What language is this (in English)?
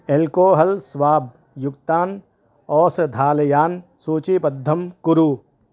Sanskrit